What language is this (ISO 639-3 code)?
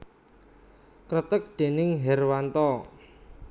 jav